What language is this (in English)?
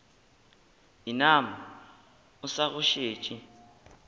Northern Sotho